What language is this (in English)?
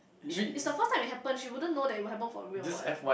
English